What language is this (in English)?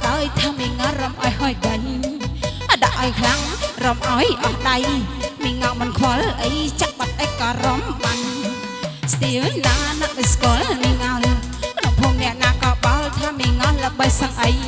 Indonesian